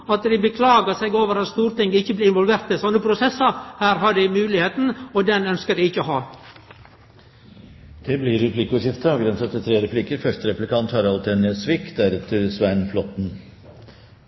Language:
Norwegian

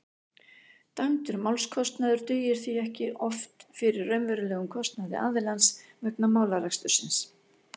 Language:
Icelandic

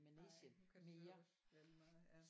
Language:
Danish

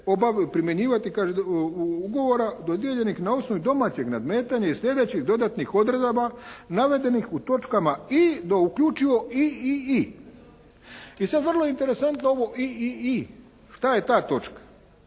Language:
Croatian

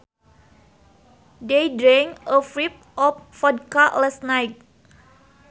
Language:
Sundanese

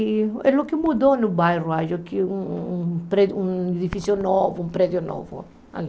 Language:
Portuguese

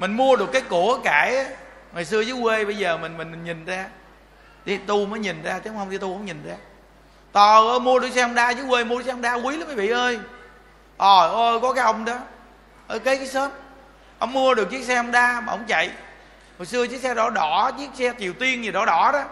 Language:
Vietnamese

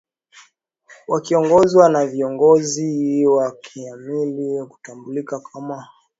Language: Swahili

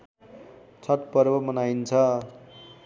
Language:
Nepali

